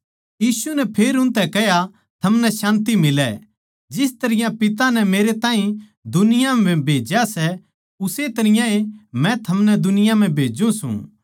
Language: Haryanvi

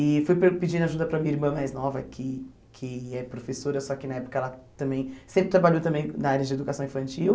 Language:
Portuguese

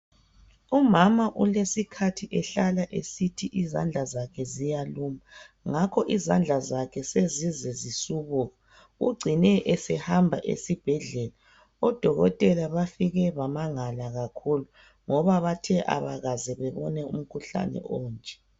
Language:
North Ndebele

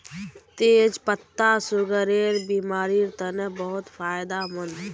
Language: Magahi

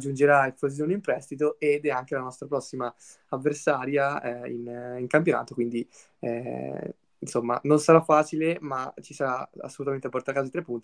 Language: Italian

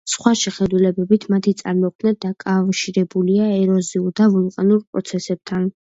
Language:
Georgian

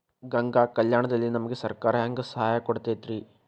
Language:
Kannada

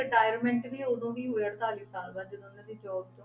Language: Punjabi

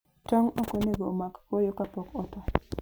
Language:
Luo (Kenya and Tanzania)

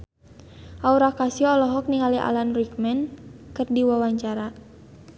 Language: Sundanese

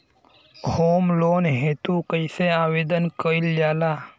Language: Bhojpuri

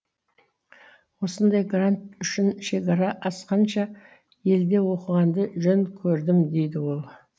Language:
Kazakh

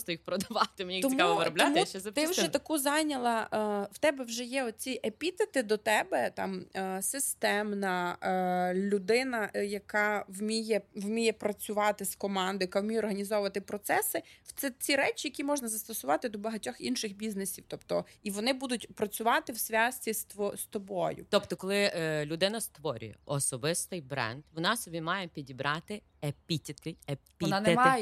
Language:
Ukrainian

